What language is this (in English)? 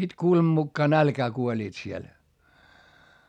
Finnish